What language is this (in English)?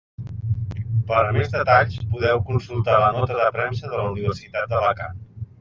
Catalan